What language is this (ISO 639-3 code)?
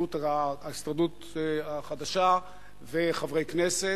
heb